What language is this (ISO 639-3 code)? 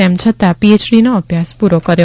guj